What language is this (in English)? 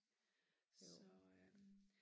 Danish